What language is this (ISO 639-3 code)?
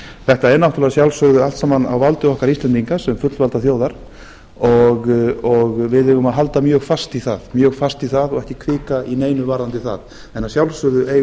isl